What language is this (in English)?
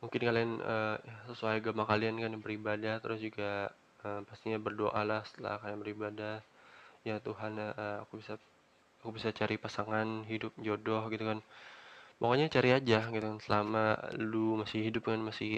Indonesian